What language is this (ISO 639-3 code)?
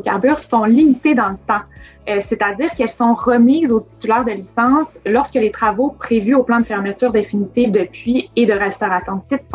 fra